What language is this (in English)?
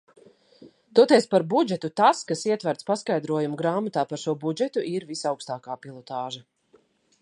Latvian